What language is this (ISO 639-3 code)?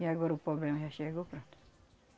por